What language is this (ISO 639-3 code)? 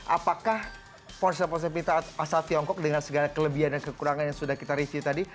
ind